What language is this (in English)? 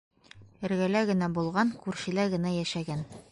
Bashkir